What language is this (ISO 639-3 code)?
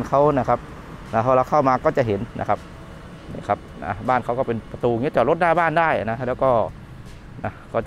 tha